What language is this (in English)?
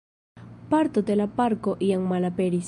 Esperanto